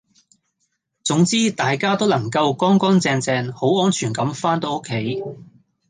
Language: Cantonese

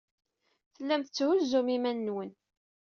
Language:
Kabyle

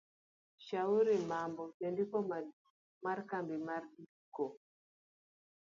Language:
Luo (Kenya and Tanzania)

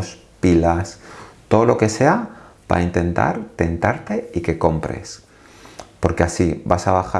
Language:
Spanish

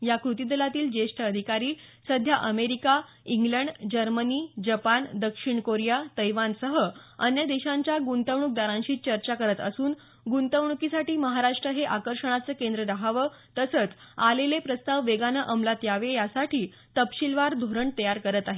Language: Marathi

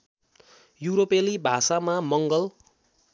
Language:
Nepali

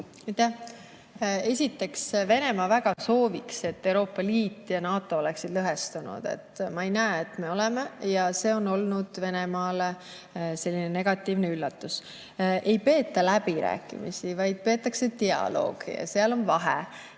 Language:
Estonian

